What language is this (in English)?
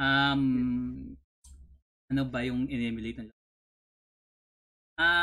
Filipino